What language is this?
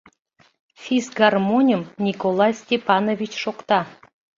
Mari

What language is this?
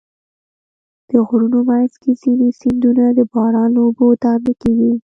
Pashto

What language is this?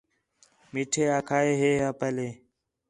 Khetrani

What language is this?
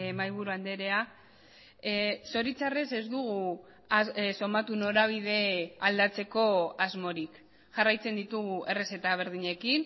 Basque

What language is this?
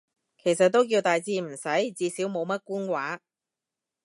Cantonese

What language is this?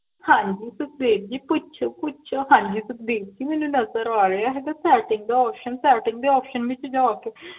Punjabi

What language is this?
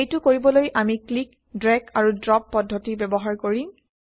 Assamese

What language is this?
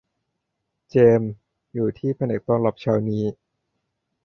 Thai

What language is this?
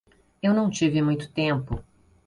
Portuguese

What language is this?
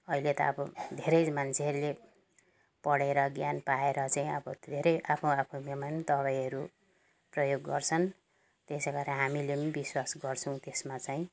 Nepali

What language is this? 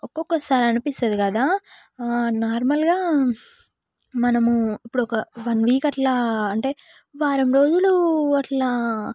Telugu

